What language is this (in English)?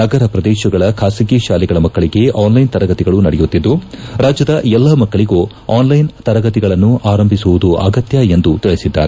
Kannada